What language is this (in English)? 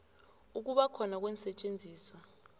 South Ndebele